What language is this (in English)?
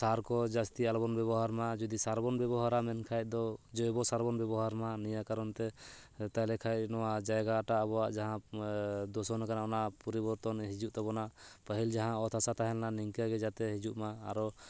Santali